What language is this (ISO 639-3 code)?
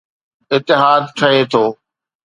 snd